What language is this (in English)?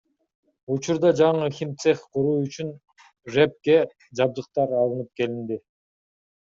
Kyrgyz